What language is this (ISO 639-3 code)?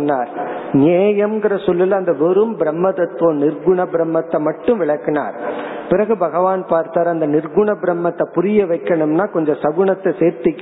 tam